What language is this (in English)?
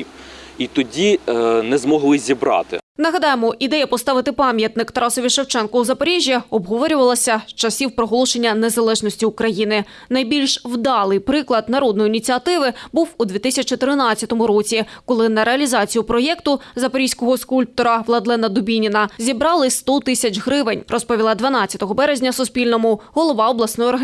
Ukrainian